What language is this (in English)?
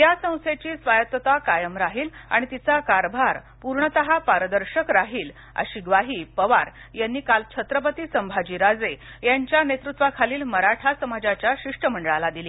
Marathi